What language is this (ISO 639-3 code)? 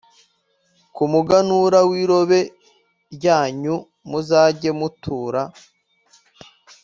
kin